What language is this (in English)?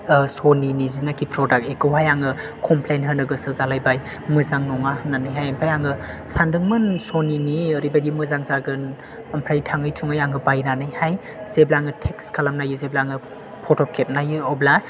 Bodo